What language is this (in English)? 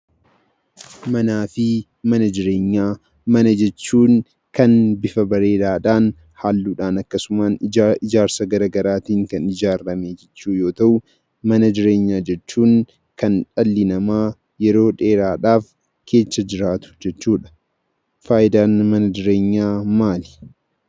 Oromo